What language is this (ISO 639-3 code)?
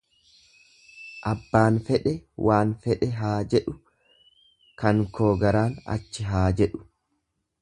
orm